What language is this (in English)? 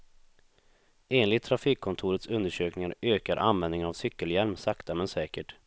Swedish